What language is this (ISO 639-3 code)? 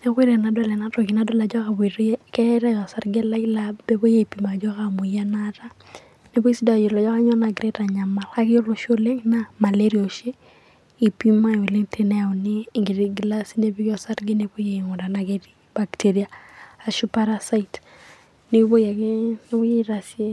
mas